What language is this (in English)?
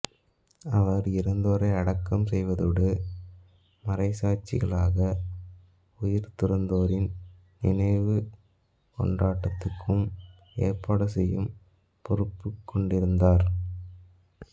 Tamil